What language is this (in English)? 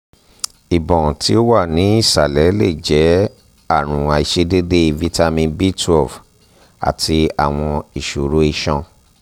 Yoruba